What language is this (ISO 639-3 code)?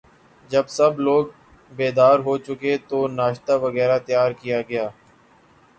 urd